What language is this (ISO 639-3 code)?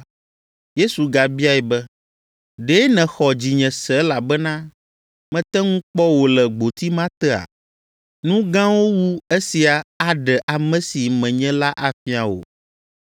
ewe